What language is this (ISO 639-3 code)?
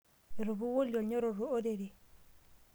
mas